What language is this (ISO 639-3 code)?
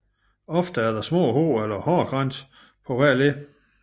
dan